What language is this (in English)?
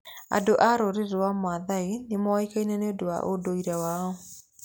Kikuyu